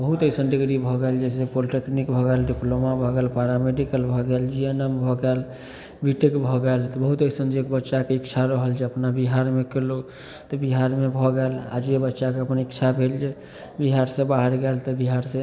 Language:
Maithili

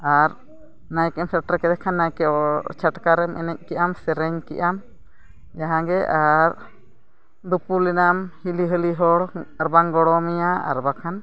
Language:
Santali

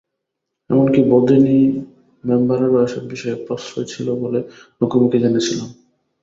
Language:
Bangla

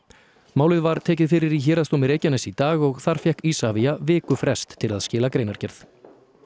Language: Icelandic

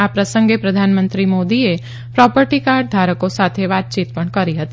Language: Gujarati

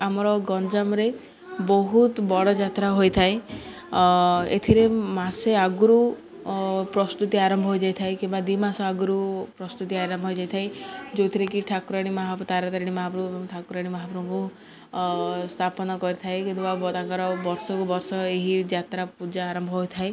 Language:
Odia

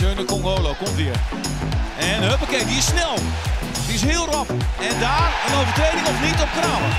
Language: Dutch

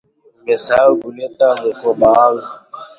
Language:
Swahili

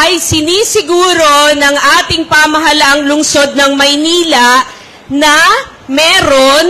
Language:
Filipino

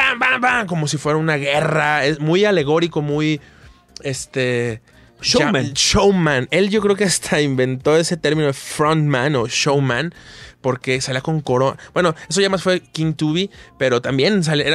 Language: Spanish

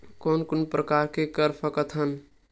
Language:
Chhattisgarhi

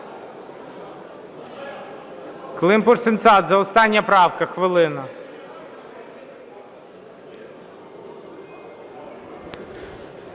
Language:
Ukrainian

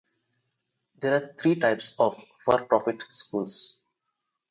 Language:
English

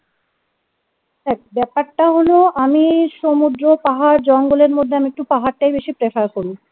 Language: Bangla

